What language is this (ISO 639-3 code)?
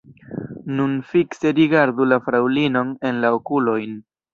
epo